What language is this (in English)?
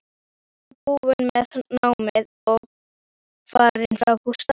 Icelandic